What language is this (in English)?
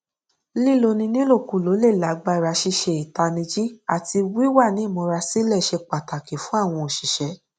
Yoruba